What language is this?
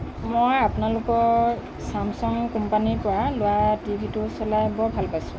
Assamese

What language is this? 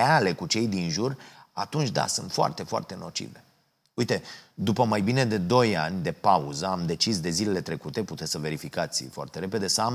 Romanian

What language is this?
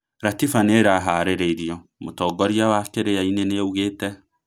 Kikuyu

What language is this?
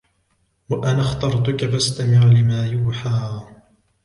Arabic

